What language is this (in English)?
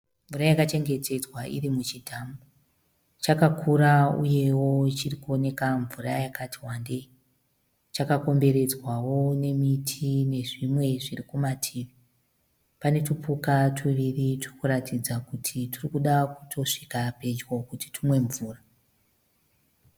Shona